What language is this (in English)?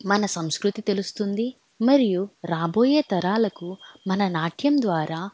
Telugu